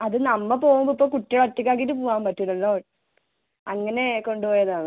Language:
Malayalam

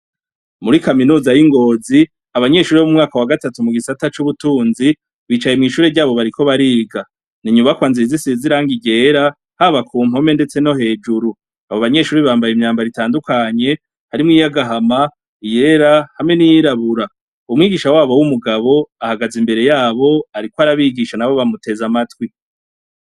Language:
Rundi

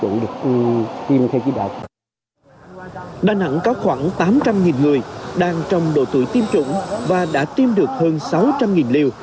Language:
Vietnamese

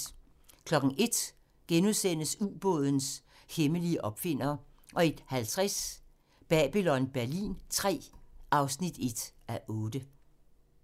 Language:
Danish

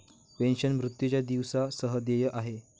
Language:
Marathi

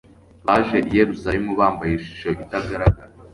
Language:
Kinyarwanda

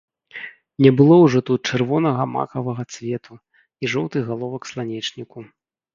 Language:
Belarusian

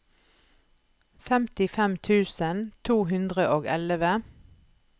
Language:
Norwegian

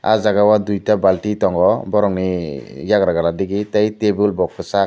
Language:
Kok Borok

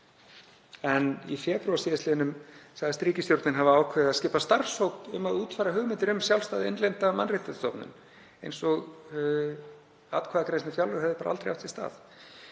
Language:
Icelandic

